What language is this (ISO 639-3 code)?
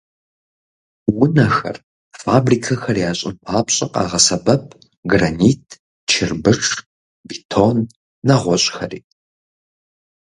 kbd